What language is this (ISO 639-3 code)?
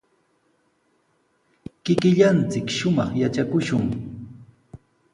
qws